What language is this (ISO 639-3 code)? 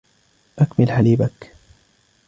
ara